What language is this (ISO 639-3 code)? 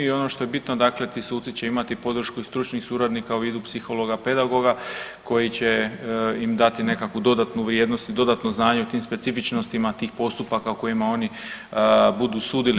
hrv